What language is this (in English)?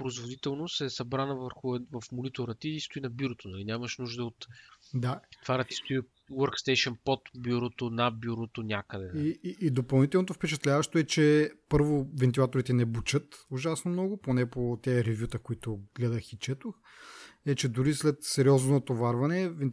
Bulgarian